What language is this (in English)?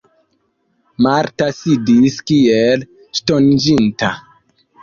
Esperanto